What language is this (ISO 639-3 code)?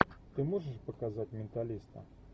rus